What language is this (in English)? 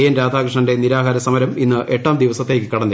Malayalam